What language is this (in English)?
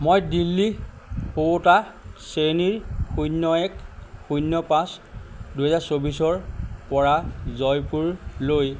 Assamese